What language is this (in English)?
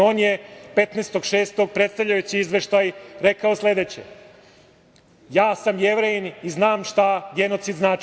Serbian